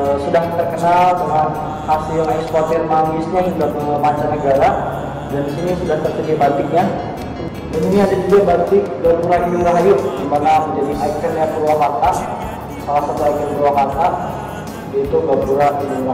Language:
Indonesian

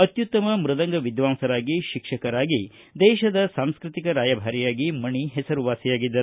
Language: Kannada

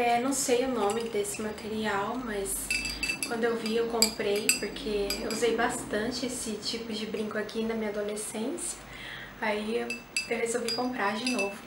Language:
Portuguese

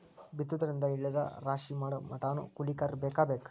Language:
Kannada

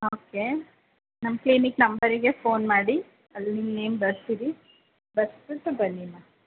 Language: Kannada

